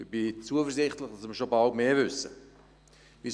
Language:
Swiss German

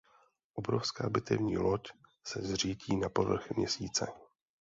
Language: Czech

